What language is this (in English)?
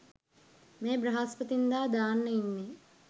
Sinhala